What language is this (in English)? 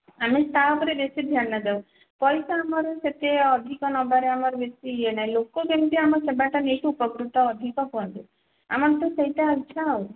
Odia